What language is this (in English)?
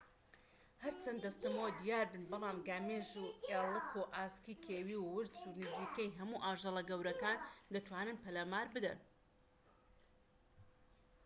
Central Kurdish